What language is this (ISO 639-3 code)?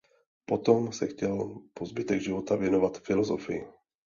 ces